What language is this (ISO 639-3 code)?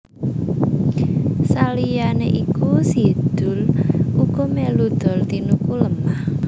jav